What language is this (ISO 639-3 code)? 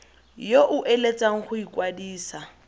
tsn